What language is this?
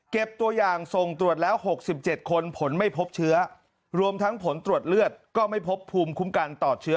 Thai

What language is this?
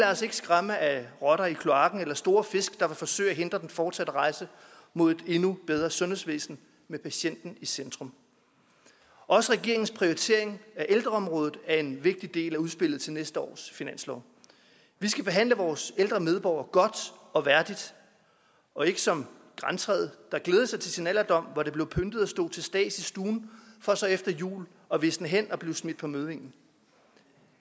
Danish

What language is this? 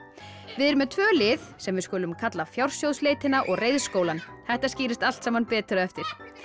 Icelandic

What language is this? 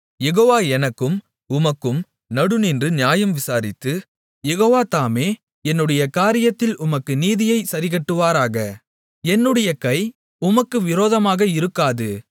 Tamil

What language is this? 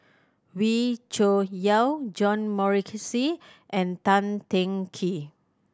English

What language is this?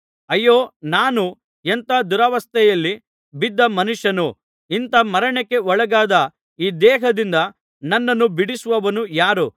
Kannada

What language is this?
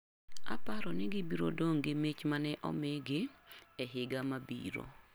Luo (Kenya and Tanzania)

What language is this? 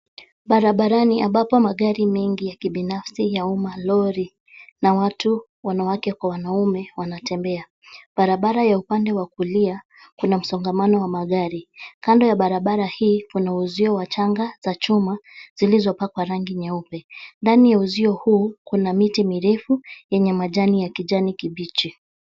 Swahili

